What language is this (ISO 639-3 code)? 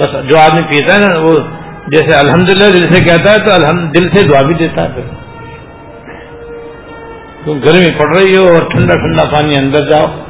urd